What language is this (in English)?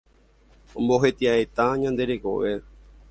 Guarani